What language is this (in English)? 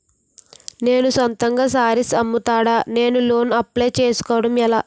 Telugu